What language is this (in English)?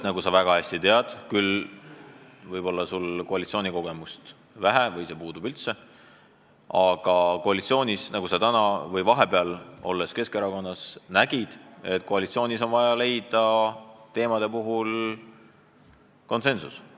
Estonian